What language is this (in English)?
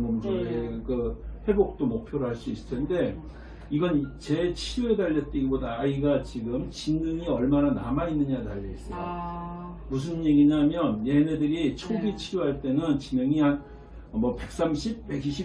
Korean